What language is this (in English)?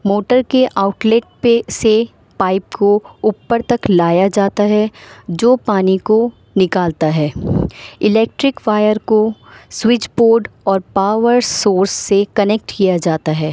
Urdu